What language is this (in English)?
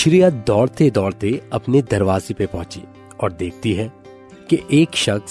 Hindi